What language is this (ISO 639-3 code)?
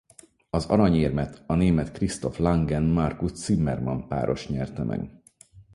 hun